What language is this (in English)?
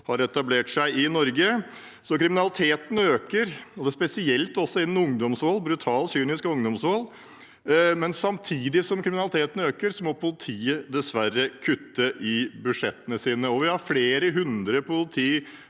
Norwegian